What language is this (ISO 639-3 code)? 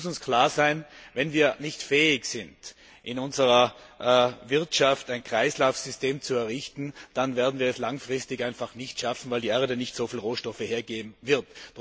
deu